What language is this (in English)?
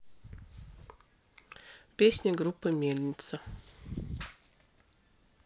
Russian